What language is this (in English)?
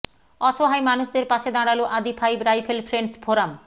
Bangla